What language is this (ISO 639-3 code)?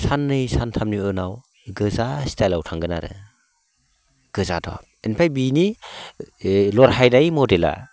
brx